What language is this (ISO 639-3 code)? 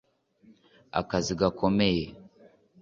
kin